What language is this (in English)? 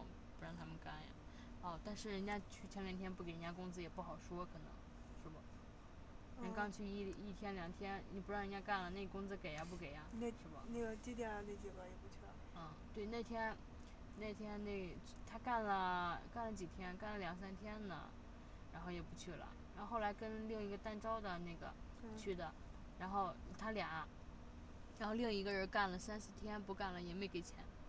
Chinese